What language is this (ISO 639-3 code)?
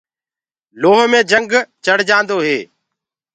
ggg